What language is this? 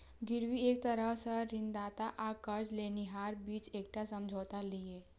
Maithili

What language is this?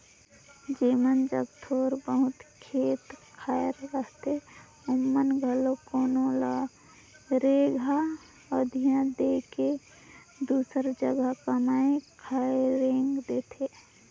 Chhattisgarhi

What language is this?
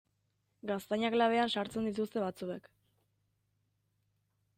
Basque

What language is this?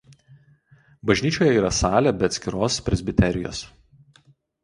Lithuanian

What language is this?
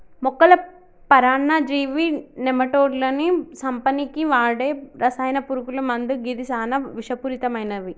Telugu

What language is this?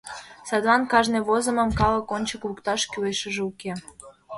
Mari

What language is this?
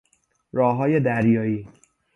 Persian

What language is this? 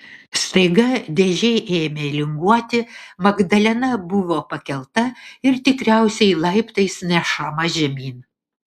Lithuanian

